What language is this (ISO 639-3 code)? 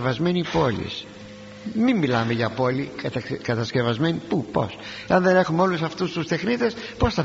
ell